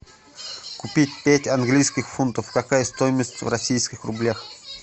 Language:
Russian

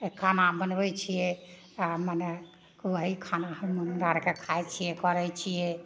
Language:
Maithili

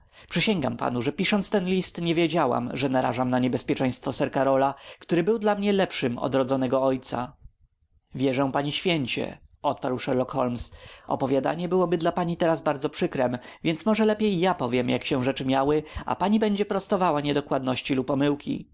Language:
Polish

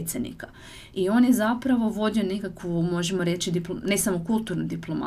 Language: Croatian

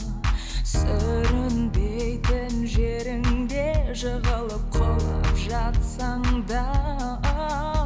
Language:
Kazakh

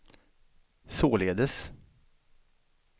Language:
Swedish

